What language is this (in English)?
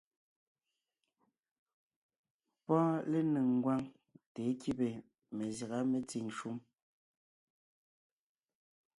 Ngiemboon